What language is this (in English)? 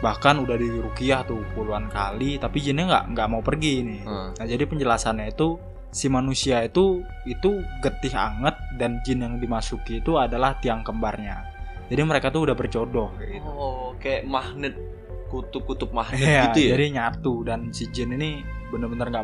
Indonesian